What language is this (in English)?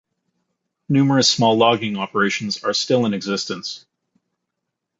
English